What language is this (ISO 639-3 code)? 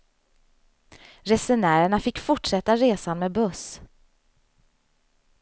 swe